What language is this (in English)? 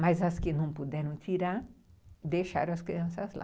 Portuguese